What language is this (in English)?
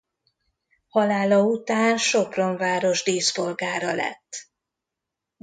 Hungarian